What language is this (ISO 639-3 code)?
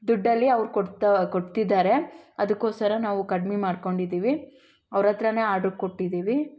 kan